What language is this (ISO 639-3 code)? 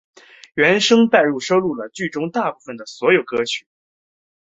zho